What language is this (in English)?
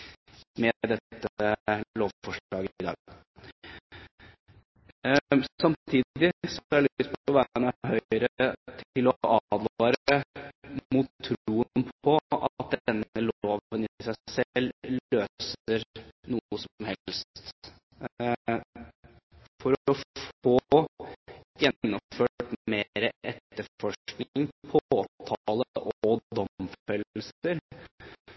Norwegian Bokmål